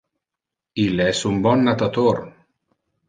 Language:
Interlingua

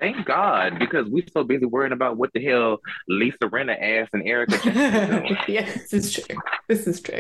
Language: English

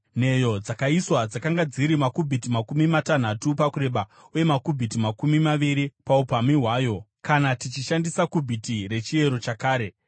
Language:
Shona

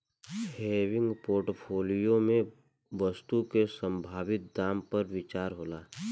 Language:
Bhojpuri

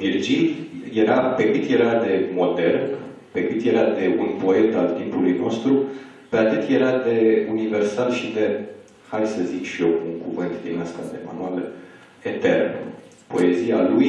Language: Romanian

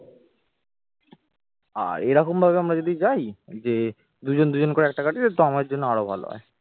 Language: Bangla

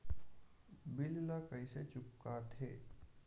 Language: Chhattisgarhi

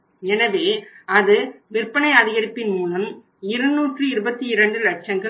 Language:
Tamil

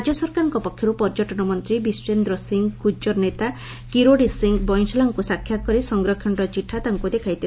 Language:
Odia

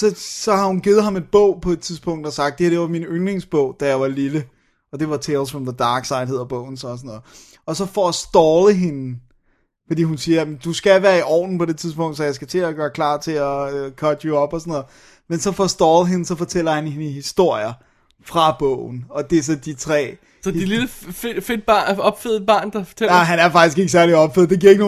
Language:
Danish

